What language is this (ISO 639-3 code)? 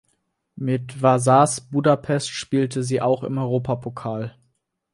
deu